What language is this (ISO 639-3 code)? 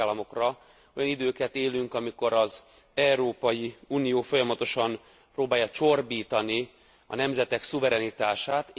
hun